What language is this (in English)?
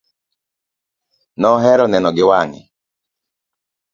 Luo (Kenya and Tanzania)